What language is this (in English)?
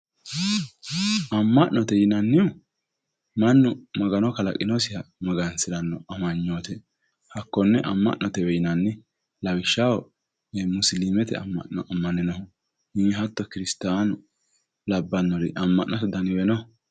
Sidamo